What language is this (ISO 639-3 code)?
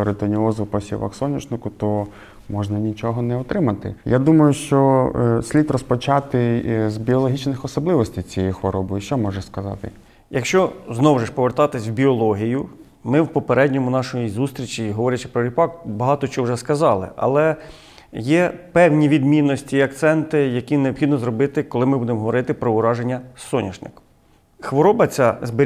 ukr